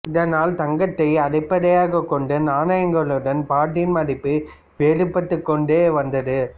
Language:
Tamil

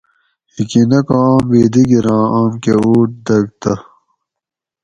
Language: Gawri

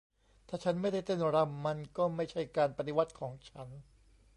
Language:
Thai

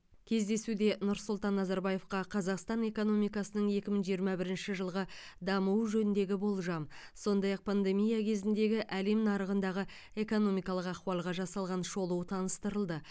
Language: Kazakh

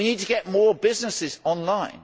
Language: English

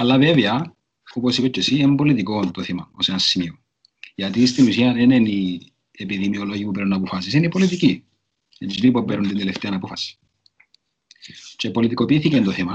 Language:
Greek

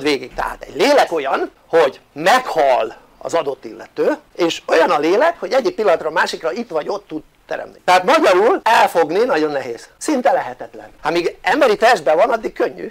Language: Hungarian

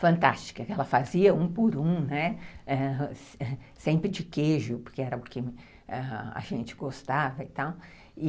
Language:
Portuguese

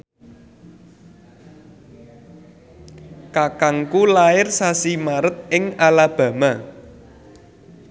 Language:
Javanese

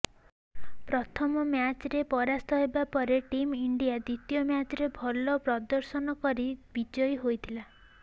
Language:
Odia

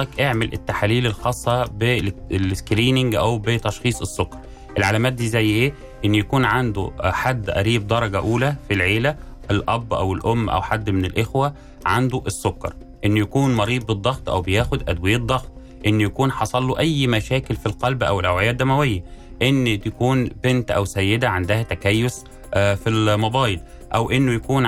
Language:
Arabic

